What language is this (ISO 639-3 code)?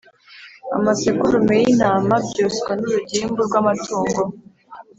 kin